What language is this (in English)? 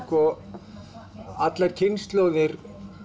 Icelandic